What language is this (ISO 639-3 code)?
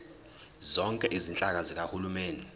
zul